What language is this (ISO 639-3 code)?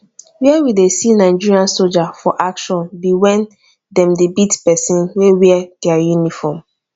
pcm